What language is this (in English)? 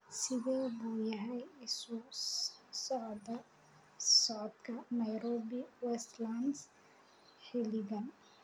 Somali